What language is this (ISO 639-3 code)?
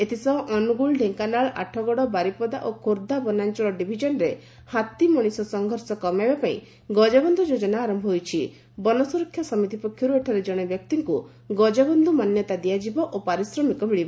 ori